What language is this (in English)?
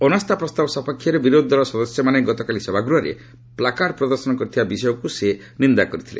Odia